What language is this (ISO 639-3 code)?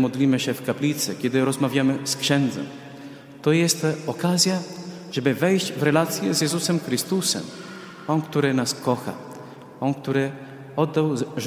pol